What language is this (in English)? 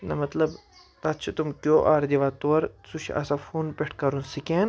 Kashmiri